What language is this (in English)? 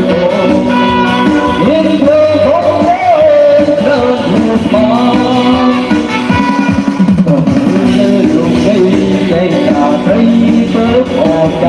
Vietnamese